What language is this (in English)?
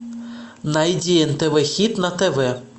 Russian